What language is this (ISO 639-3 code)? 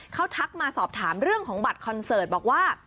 tha